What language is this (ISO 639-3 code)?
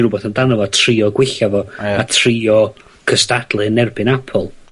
cym